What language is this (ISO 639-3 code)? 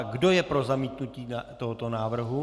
ces